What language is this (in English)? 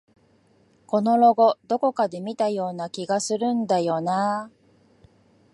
Japanese